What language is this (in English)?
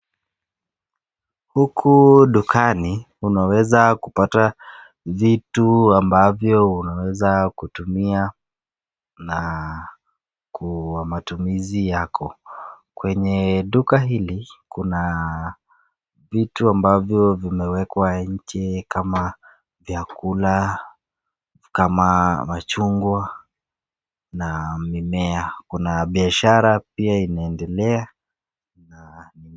Swahili